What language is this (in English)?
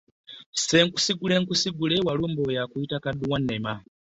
Ganda